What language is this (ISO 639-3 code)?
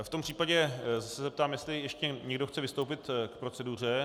ces